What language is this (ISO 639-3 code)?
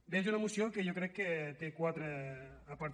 cat